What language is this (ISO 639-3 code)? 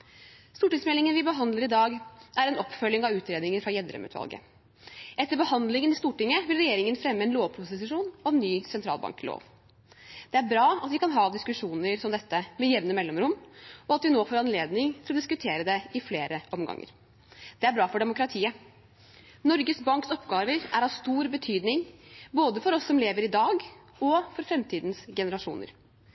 nob